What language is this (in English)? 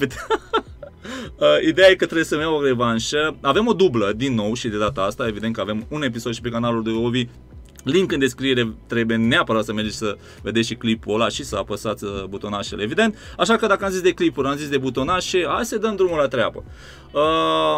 Romanian